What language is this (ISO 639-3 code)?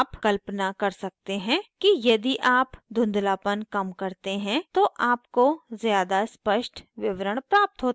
hin